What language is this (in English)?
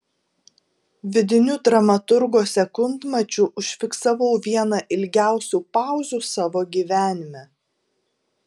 Lithuanian